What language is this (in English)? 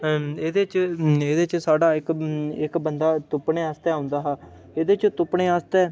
Dogri